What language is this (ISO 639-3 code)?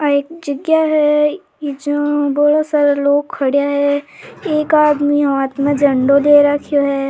raj